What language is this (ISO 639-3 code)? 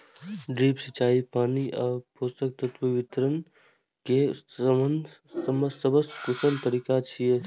mai